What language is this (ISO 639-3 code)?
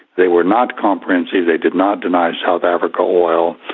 eng